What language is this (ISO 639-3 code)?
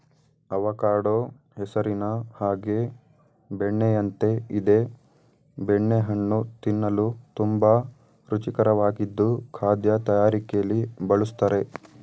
kan